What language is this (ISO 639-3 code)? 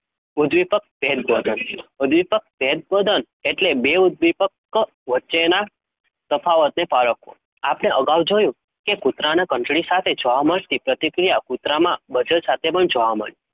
guj